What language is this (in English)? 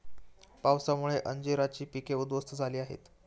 Marathi